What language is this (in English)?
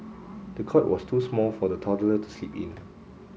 English